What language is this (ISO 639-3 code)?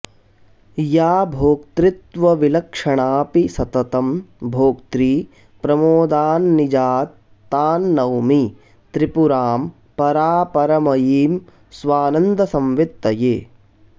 san